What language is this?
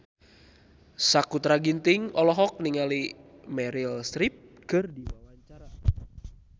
Sundanese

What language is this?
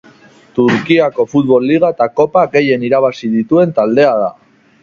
Basque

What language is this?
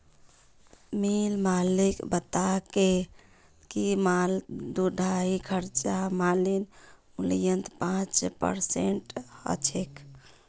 Magahi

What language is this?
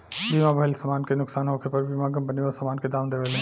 Bhojpuri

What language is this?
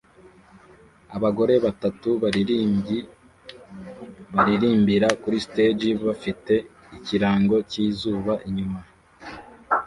Kinyarwanda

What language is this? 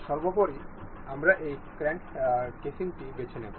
Bangla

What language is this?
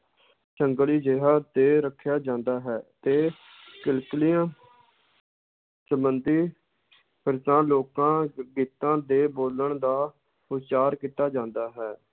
Punjabi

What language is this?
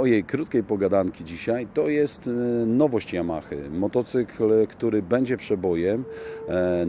Polish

